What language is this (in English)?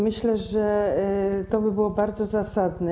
Polish